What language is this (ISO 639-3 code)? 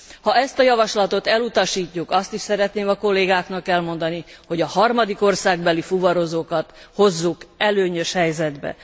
hun